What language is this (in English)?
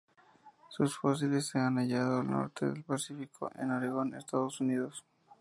Spanish